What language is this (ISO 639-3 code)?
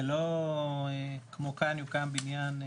heb